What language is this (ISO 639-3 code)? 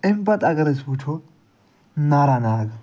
kas